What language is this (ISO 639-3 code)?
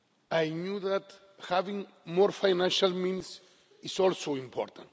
eng